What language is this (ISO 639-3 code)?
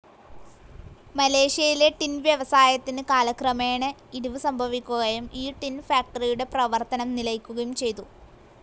mal